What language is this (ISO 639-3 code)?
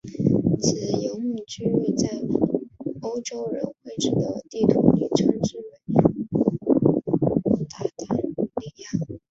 zho